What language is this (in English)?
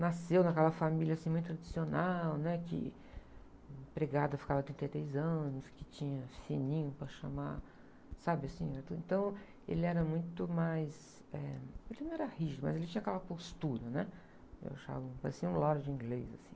Portuguese